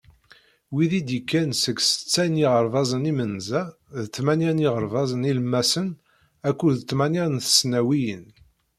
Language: Kabyle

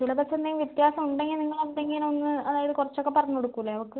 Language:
Malayalam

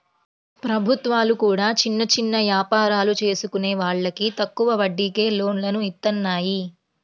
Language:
Telugu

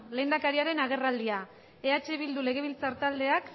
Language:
Basque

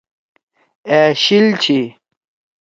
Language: Torwali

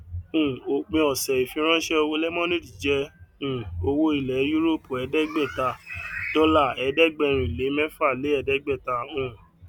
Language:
Yoruba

